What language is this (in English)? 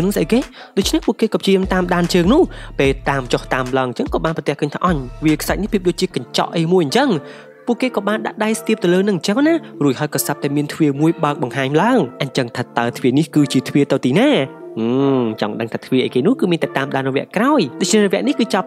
Thai